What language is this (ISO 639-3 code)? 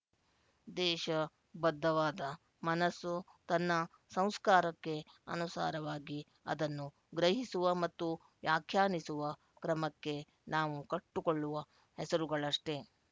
kan